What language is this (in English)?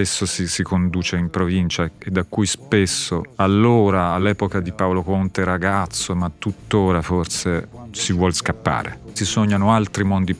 Italian